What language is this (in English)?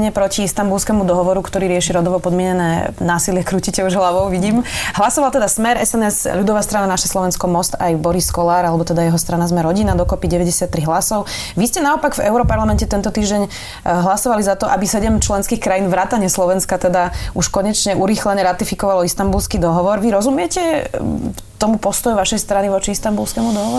Slovak